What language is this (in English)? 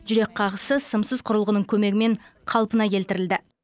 Kazakh